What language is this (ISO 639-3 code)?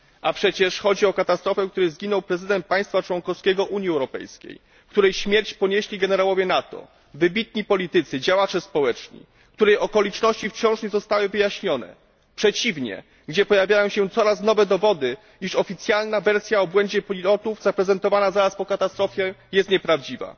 pol